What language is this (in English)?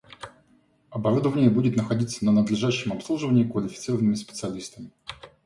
Russian